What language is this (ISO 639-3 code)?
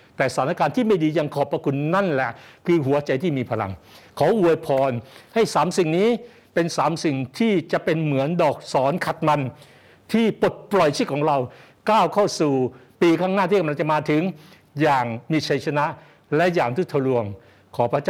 tha